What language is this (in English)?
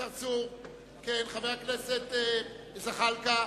Hebrew